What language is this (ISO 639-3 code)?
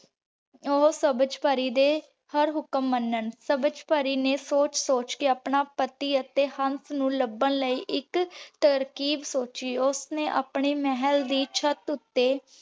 pan